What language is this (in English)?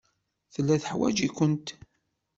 Kabyle